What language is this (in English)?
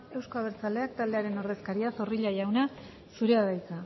Basque